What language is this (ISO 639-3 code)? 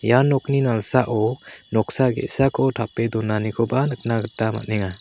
grt